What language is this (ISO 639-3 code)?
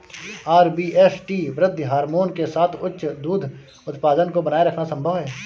hin